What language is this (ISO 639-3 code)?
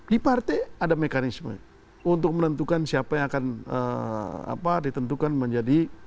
ind